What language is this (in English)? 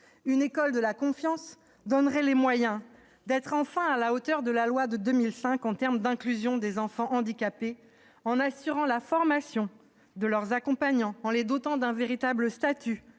French